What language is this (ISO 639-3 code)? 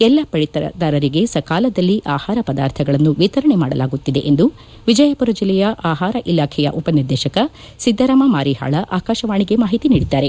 kan